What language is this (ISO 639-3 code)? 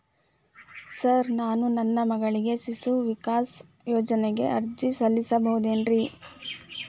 kan